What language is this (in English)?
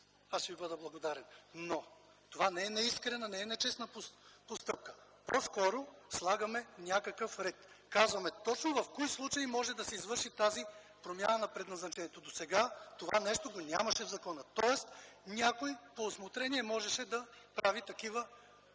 Bulgarian